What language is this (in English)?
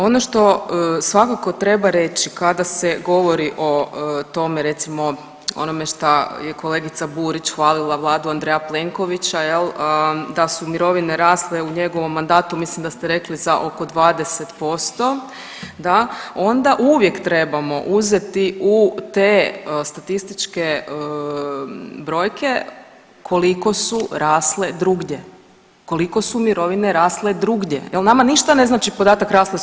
Croatian